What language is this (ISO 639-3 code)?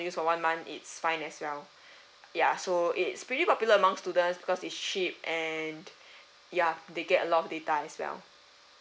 eng